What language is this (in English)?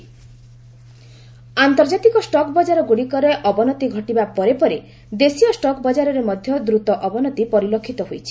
Odia